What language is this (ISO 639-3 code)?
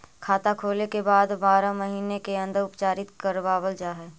mag